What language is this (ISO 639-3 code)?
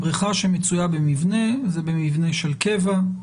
heb